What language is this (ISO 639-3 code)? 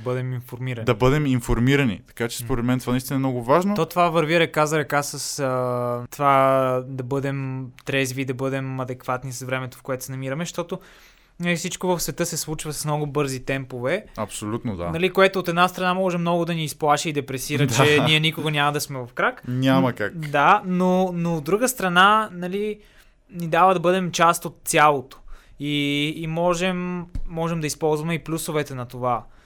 bul